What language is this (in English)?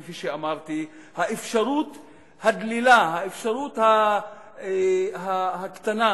Hebrew